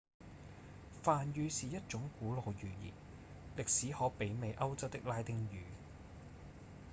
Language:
Cantonese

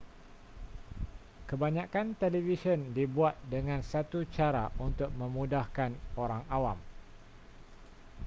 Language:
Malay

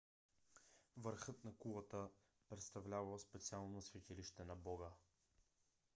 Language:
Bulgarian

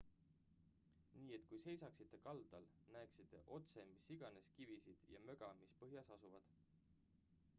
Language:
Estonian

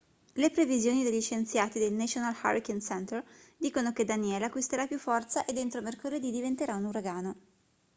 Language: Italian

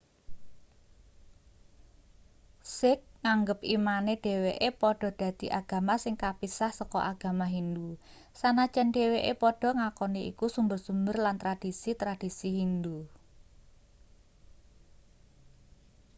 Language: Javanese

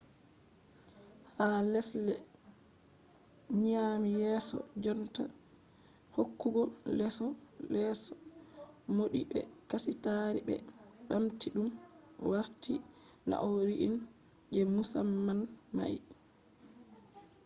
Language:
Fula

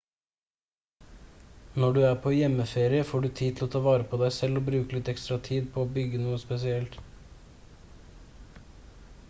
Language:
Norwegian Bokmål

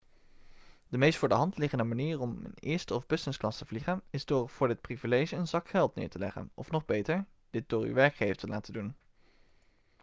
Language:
Dutch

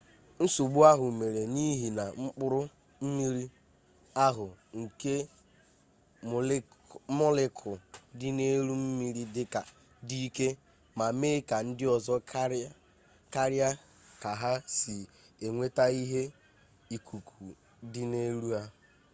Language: Igbo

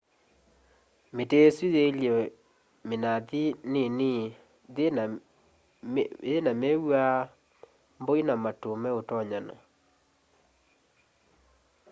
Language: Kamba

